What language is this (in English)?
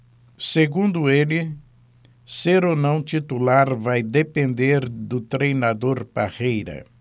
Portuguese